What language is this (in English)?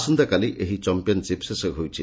Odia